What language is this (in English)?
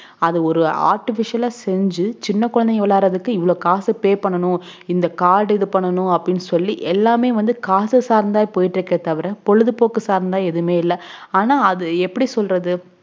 Tamil